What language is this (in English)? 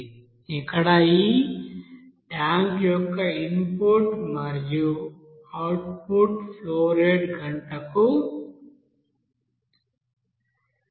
Telugu